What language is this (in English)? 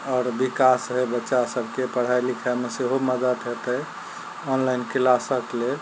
Maithili